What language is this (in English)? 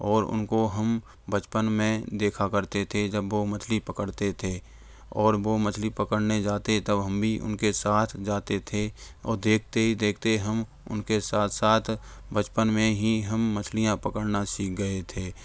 Hindi